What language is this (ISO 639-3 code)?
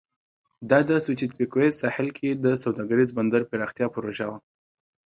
pus